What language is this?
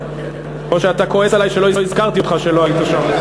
Hebrew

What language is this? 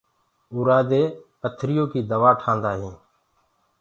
Gurgula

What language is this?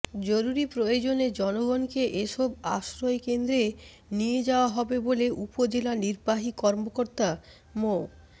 Bangla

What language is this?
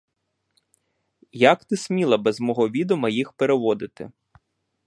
Ukrainian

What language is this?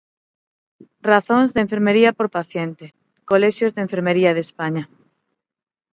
Galician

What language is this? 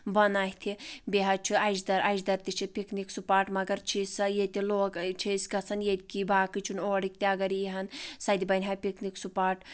Kashmiri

